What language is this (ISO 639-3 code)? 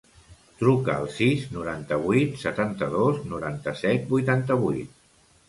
cat